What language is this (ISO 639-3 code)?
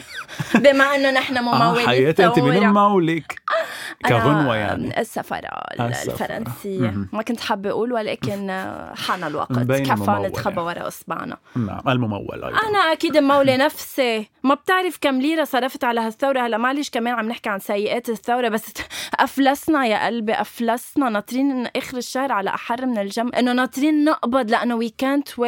ara